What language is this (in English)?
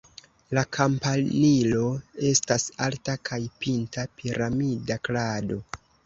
Esperanto